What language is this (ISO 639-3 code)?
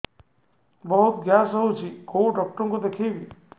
ori